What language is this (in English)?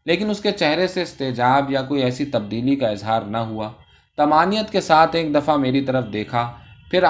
Urdu